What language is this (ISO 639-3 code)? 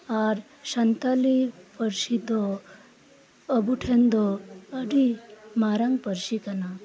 sat